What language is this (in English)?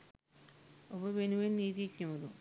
Sinhala